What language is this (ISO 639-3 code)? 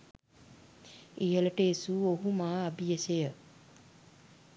sin